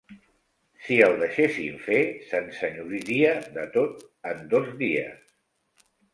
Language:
Catalan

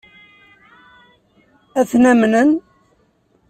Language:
Kabyle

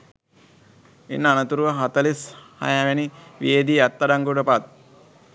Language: Sinhala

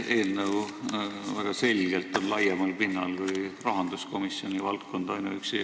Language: Estonian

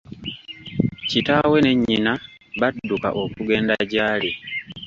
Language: Ganda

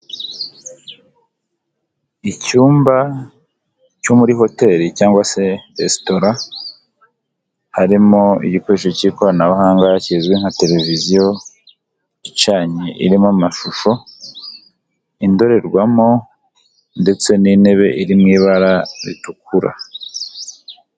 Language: Kinyarwanda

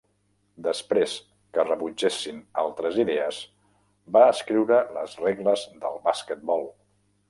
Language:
Catalan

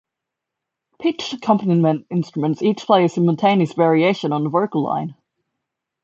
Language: English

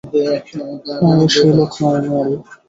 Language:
Bangla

